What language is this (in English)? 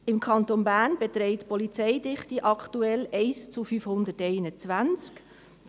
Swiss German